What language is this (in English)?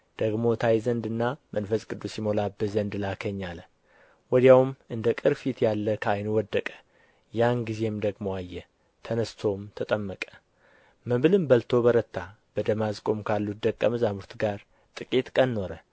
Amharic